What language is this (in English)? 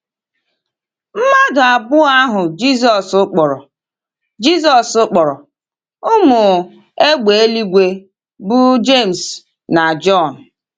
Igbo